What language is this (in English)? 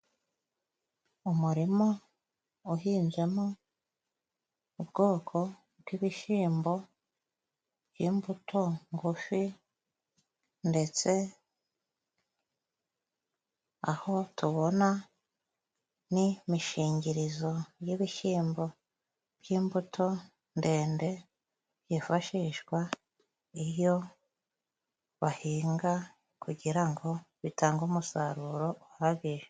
Kinyarwanda